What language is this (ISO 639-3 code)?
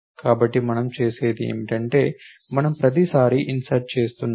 tel